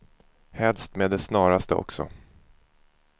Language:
Swedish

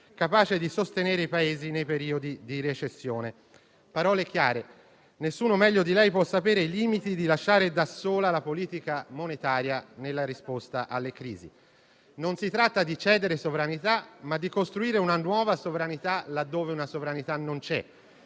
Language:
Italian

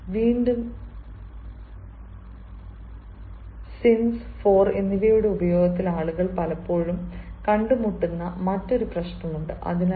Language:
Malayalam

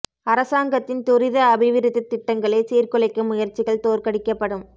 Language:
Tamil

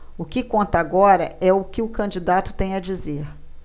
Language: Portuguese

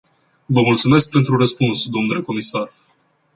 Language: Romanian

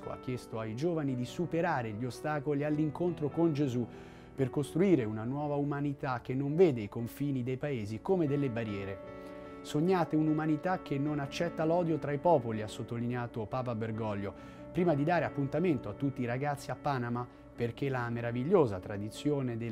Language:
Italian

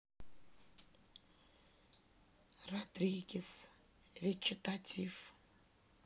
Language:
Russian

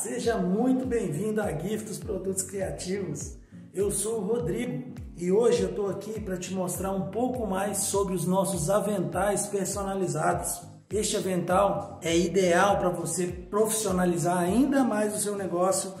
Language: Portuguese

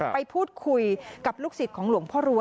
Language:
Thai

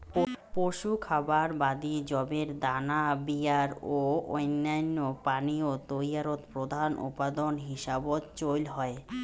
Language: Bangla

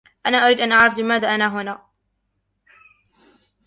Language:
Arabic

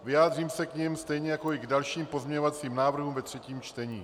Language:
Czech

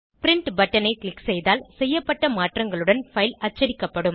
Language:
Tamil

